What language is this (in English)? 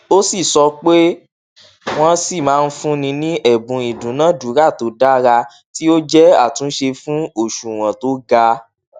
Yoruba